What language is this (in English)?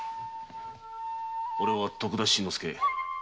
Japanese